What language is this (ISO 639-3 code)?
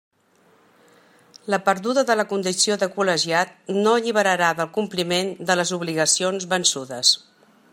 cat